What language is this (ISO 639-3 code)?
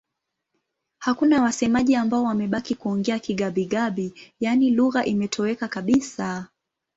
swa